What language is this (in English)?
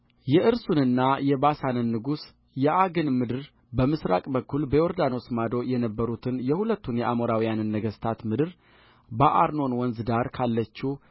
Amharic